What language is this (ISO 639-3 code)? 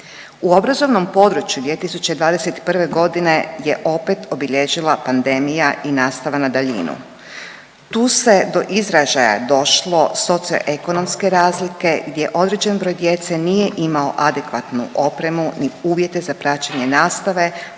hrv